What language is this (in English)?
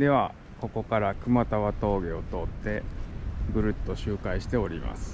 Japanese